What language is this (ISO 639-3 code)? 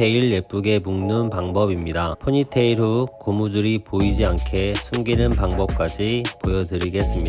kor